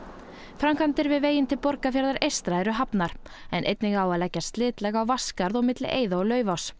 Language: Icelandic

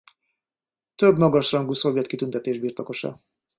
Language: Hungarian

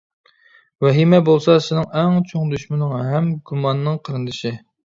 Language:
Uyghur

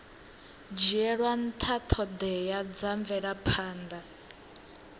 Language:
Venda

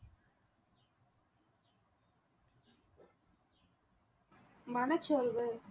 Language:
Tamil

